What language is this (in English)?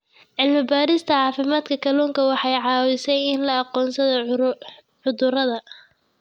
Somali